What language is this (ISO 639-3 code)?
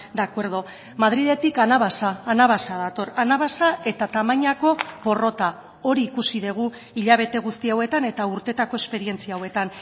eus